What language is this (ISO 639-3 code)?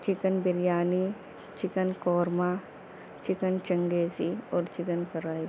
urd